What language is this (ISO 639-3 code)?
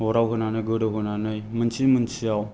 brx